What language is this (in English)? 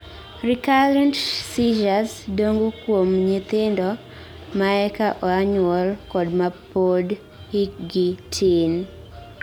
Luo (Kenya and Tanzania)